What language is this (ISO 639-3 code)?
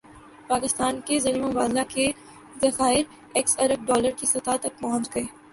urd